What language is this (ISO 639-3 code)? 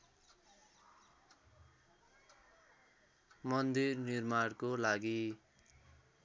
nep